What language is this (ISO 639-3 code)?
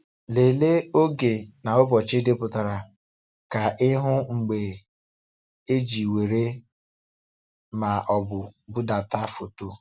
ibo